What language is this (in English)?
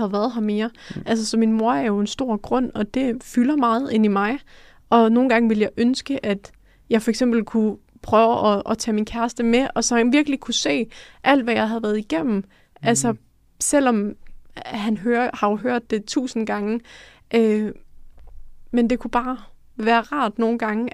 Danish